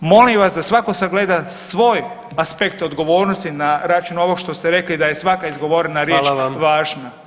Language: Croatian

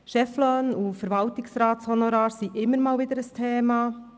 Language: Swiss German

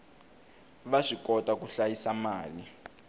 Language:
Tsonga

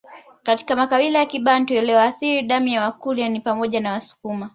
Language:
Swahili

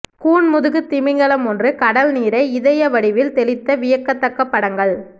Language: Tamil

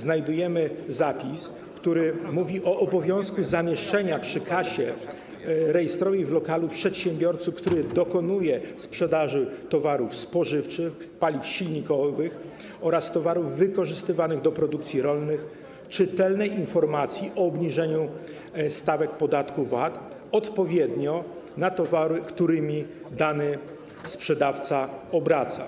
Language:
Polish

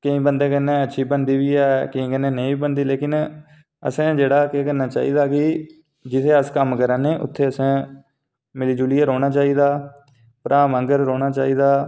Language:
Dogri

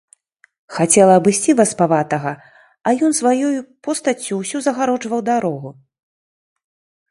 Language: Belarusian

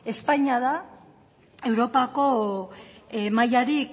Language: Basque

